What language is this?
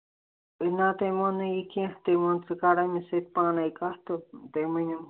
Kashmiri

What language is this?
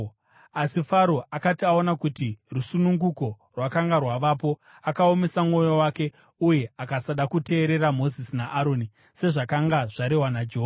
Shona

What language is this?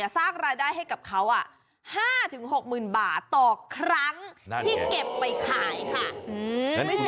Thai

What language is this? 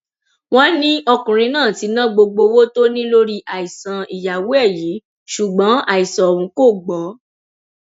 Yoruba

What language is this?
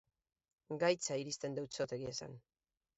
Basque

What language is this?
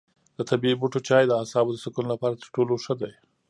Pashto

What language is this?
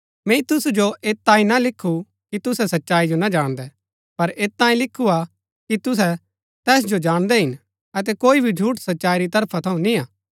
Gaddi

